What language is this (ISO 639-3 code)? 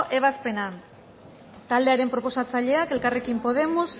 eus